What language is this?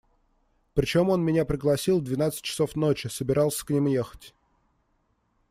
Russian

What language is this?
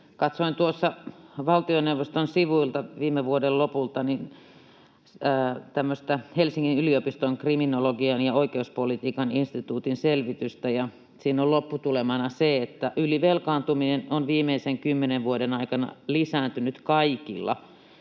Finnish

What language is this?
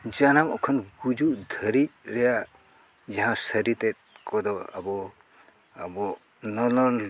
Santali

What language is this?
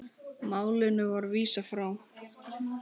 Icelandic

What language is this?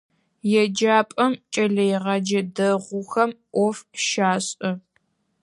Adyghe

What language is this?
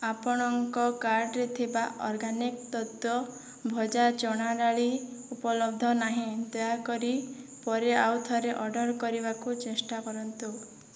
Odia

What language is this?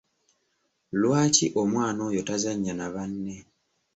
Ganda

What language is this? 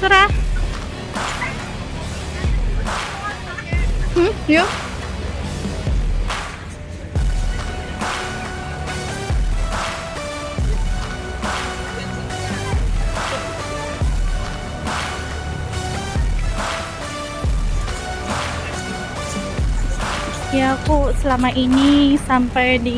Indonesian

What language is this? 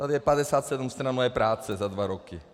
Czech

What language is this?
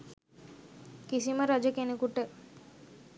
Sinhala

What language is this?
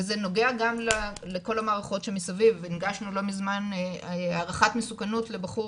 Hebrew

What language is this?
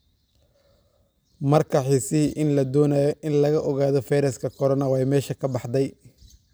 Somali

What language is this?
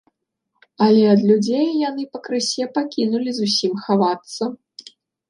Belarusian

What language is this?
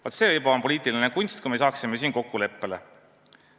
Estonian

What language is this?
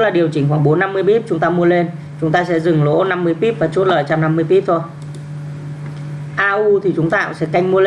Vietnamese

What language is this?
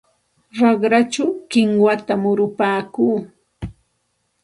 Santa Ana de Tusi Pasco Quechua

